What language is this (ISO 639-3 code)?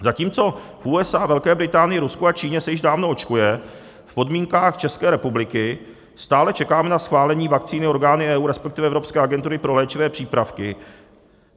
ces